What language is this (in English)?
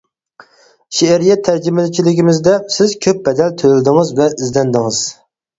Uyghur